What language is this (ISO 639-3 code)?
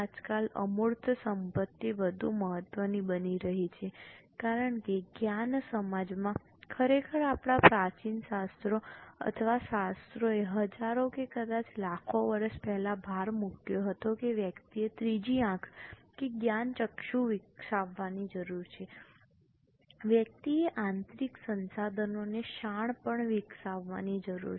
guj